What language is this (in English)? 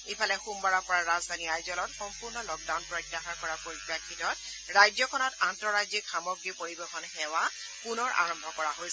Assamese